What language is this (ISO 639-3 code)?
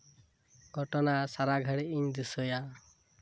sat